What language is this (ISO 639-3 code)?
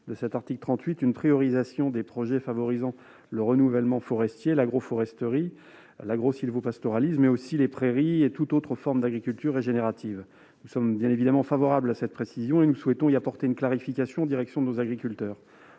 fra